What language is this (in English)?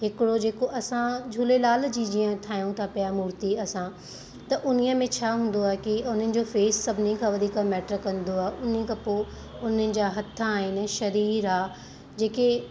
Sindhi